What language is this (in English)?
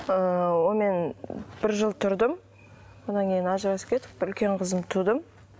Kazakh